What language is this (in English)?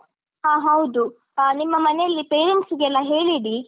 Kannada